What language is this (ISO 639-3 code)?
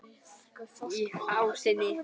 isl